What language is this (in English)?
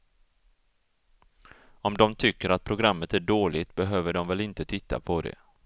Swedish